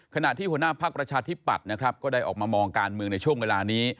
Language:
Thai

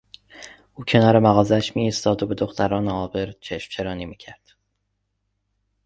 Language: Persian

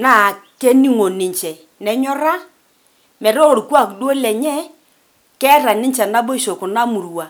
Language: Masai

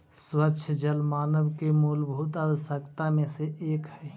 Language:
Magahi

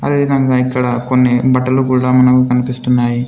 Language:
Telugu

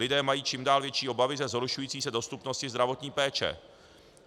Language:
Czech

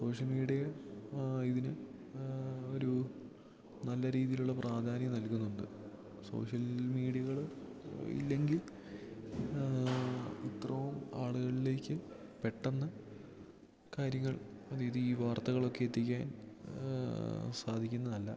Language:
Malayalam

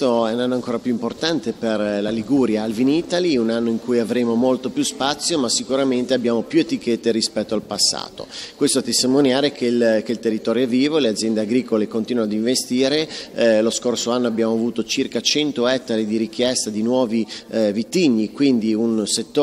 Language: Italian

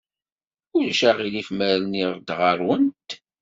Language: Kabyle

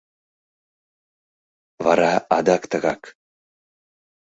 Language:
Mari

